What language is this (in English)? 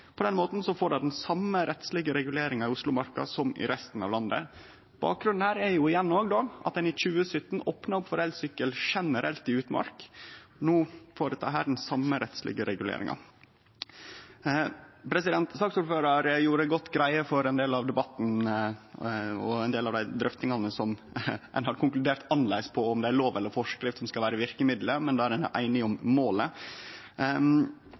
Norwegian Nynorsk